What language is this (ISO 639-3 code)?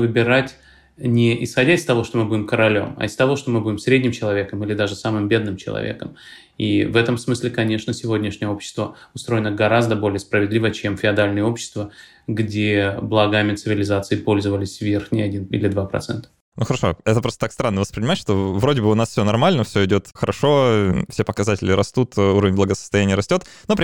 rus